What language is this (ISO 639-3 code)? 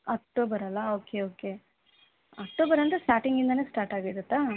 kan